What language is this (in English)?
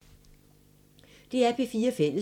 Danish